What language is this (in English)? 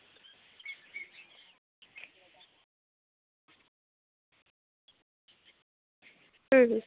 Santali